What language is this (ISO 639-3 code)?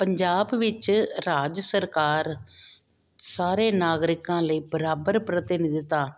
pan